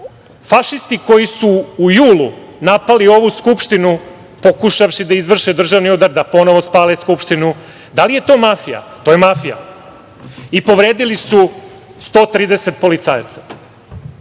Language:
Serbian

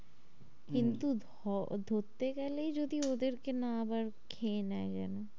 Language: Bangla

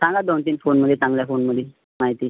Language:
Marathi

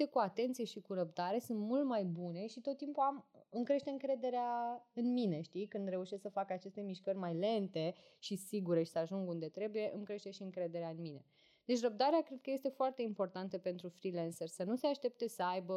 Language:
Romanian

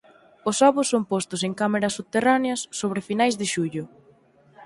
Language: Galician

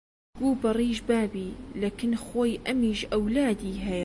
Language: Central Kurdish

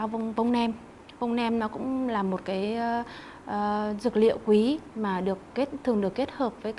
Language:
Vietnamese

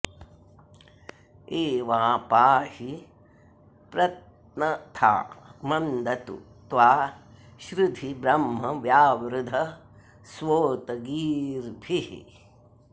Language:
Sanskrit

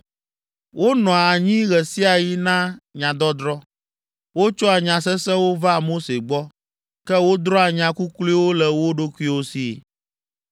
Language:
Ewe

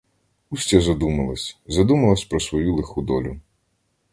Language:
Ukrainian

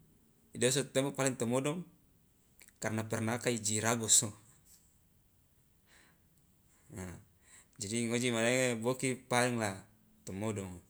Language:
Loloda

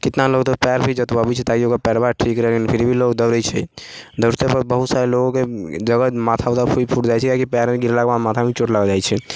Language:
Maithili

